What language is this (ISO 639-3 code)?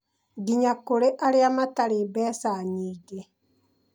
kik